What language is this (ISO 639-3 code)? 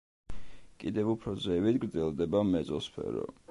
kat